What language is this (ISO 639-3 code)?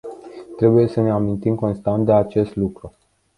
ron